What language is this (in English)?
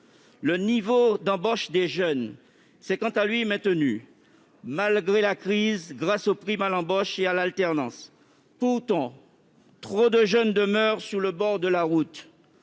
French